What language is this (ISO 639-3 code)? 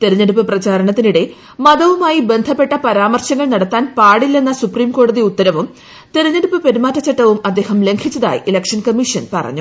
mal